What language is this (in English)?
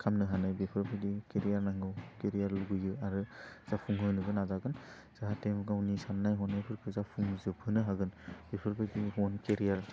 Bodo